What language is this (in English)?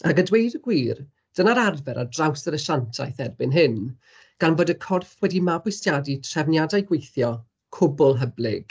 Welsh